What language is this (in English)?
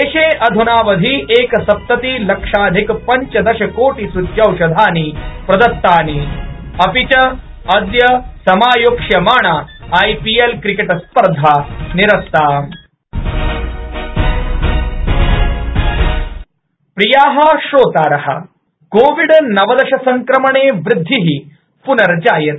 Sanskrit